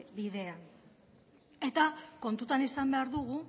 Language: Basque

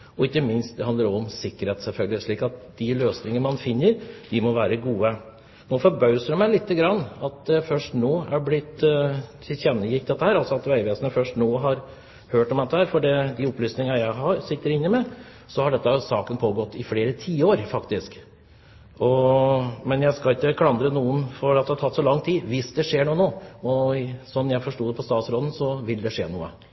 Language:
Norwegian Bokmål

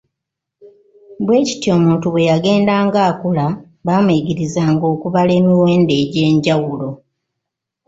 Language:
Ganda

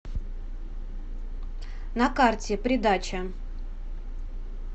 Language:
Russian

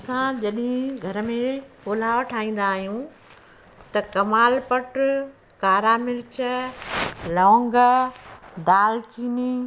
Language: Sindhi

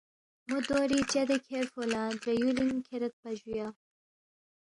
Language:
Balti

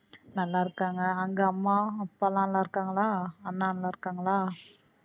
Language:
Tamil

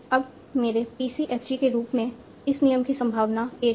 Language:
Hindi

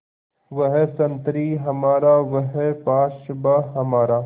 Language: Hindi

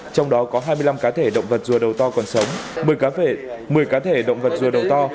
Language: Vietnamese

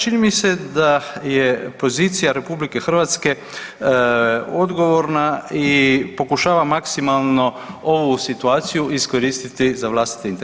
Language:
Croatian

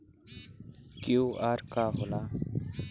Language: Bhojpuri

